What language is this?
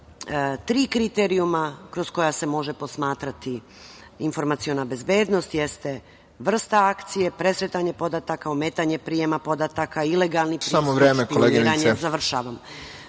Serbian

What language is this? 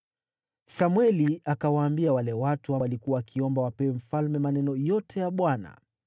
Swahili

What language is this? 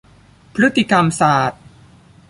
Thai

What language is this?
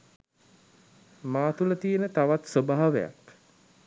Sinhala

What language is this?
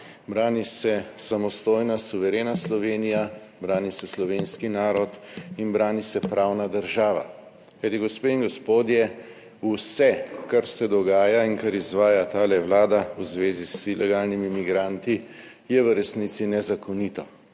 Slovenian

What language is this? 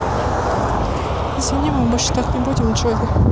Russian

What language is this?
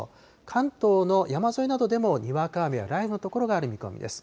Japanese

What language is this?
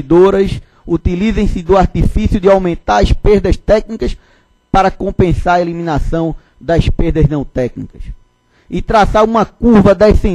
Portuguese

